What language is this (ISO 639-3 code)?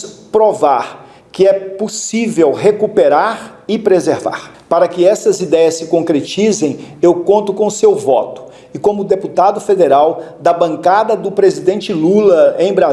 por